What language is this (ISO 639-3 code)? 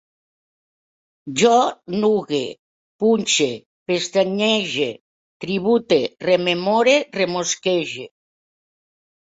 cat